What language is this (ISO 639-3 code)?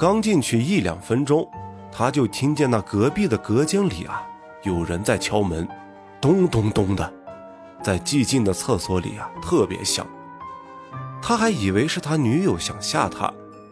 zho